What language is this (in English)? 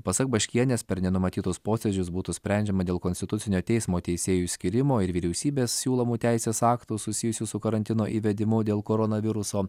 Lithuanian